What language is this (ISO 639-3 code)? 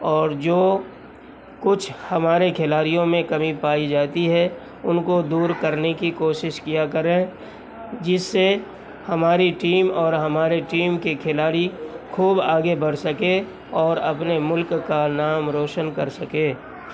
urd